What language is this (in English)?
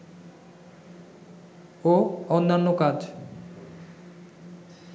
Bangla